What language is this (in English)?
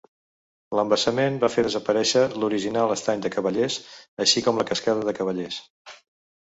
Catalan